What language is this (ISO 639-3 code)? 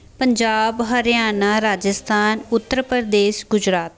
pan